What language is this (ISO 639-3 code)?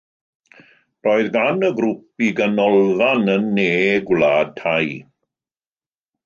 cym